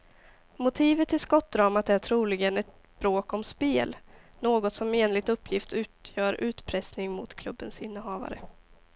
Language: Swedish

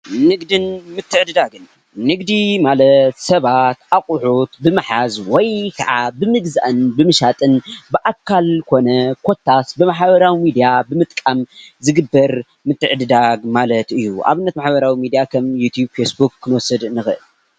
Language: Tigrinya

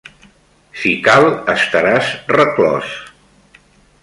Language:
Catalan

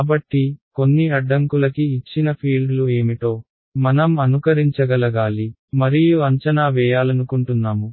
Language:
Telugu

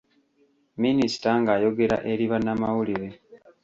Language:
Ganda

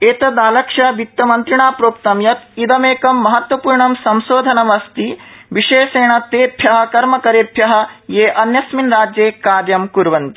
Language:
Sanskrit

